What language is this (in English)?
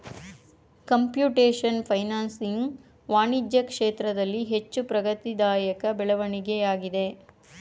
Kannada